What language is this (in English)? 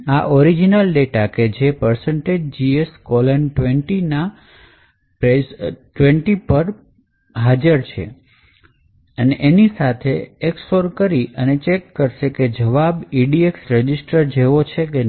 Gujarati